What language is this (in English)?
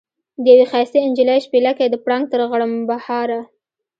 Pashto